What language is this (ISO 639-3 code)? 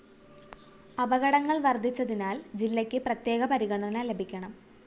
mal